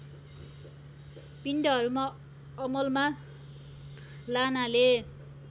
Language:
Nepali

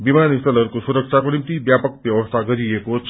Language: Nepali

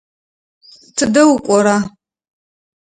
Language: Adyghe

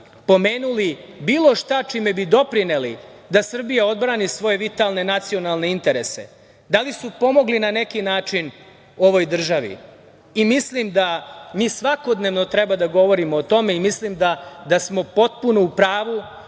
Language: Serbian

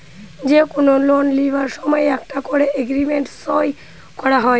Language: Bangla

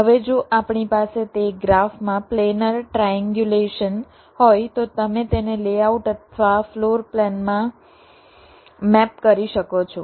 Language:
Gujarati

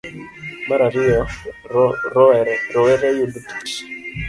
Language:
Luo (Kenya and Tanzania)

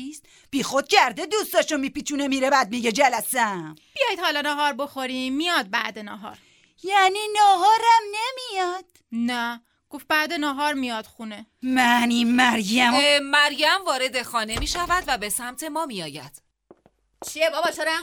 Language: Persian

